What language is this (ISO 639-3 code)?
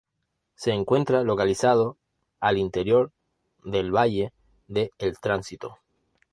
spa